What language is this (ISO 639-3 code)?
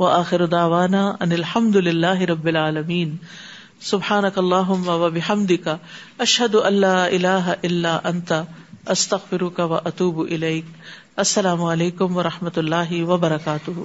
urd